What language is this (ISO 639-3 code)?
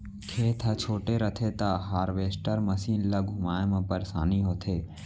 hne